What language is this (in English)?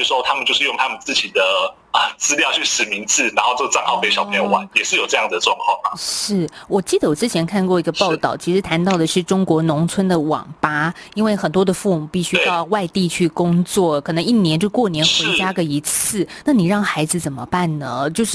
Chinese